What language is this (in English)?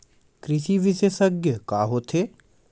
Chhattisgarhi